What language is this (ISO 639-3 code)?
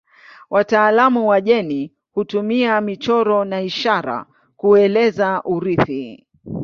swa